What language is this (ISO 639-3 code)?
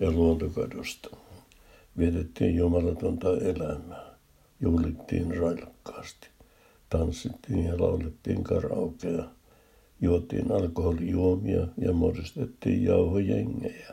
fin